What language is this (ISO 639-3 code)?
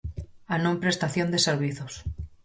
glg